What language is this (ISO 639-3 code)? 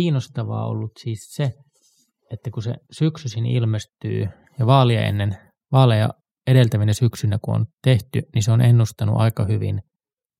fin